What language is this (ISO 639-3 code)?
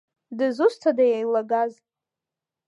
abk